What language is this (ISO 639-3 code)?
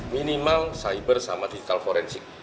ind